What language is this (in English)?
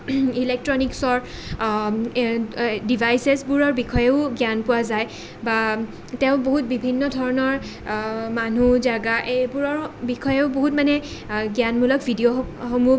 Assamese